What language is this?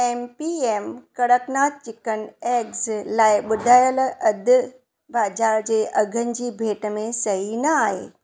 Sindhi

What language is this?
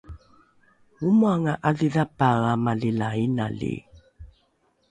Rukai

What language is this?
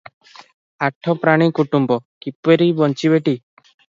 Odia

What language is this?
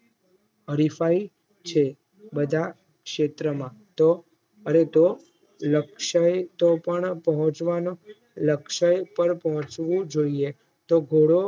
Gujarati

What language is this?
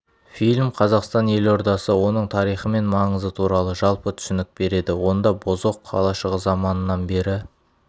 Kazakh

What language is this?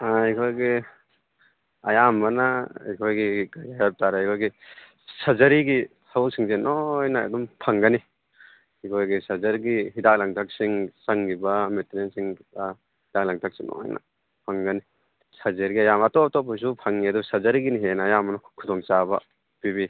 Manipuri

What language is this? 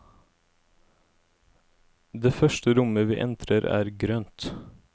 Norwegian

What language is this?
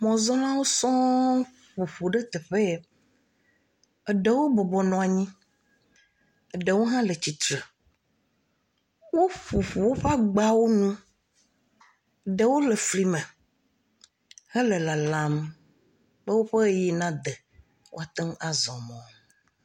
Ewe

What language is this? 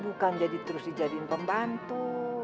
Indonesian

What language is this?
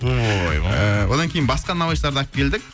Kazakh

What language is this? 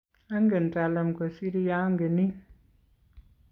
Kalenjin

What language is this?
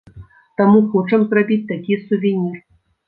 Belarusian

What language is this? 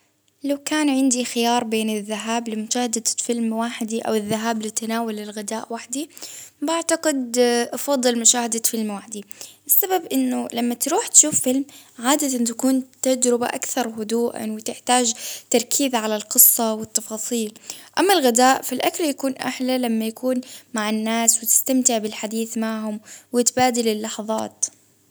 Baharna Arabic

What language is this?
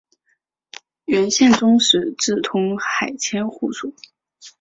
Chinese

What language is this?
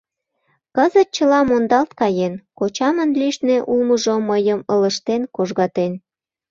Mari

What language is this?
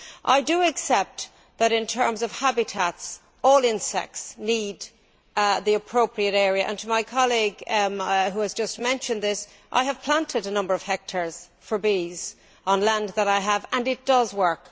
English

